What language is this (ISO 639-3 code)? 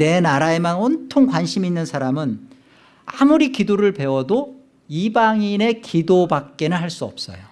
kor